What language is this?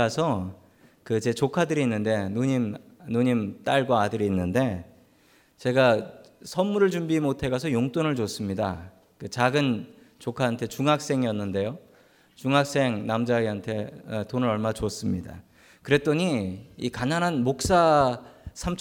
Korean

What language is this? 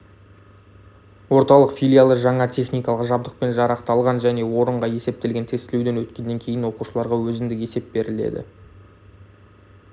Kazakh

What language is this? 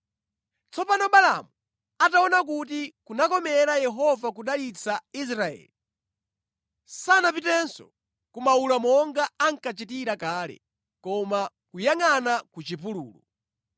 Nyanja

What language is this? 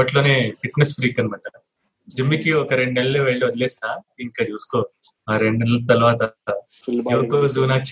Telugu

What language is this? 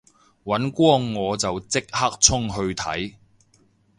Cantonese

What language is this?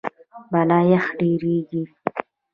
Pashto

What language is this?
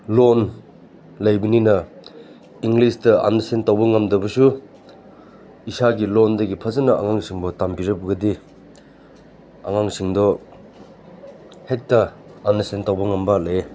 Manipuri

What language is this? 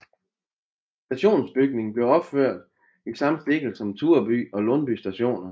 Danish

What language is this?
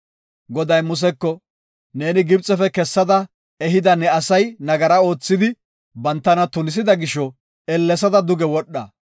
Gofa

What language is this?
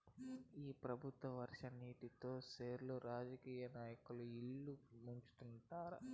Telugu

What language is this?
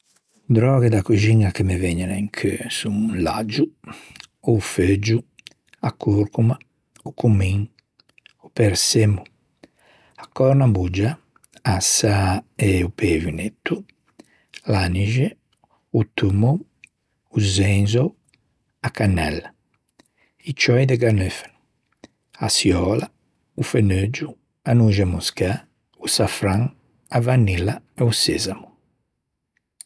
Ligurian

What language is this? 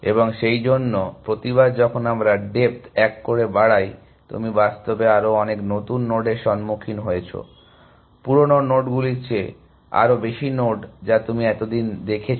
Bangla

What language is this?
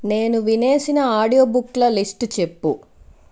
Telugu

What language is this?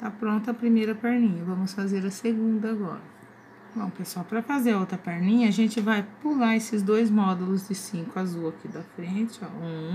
Portuguese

